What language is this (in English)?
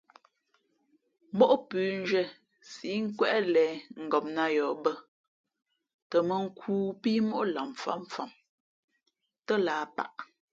Fe'fe'